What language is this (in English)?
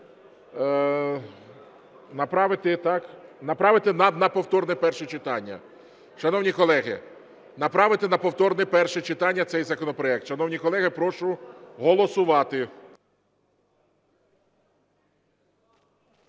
Ukrainian